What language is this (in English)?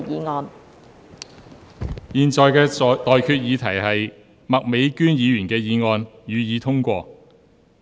Cantonese